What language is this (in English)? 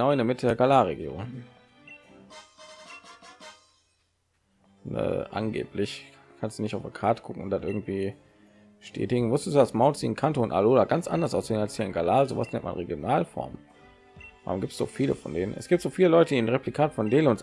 German